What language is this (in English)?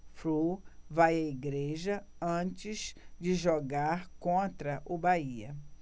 Portuguese